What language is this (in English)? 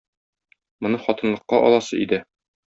Tatar